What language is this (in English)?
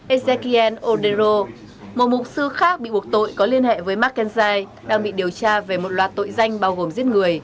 Vietnamese